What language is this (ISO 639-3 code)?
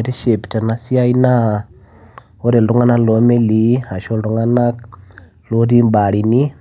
mas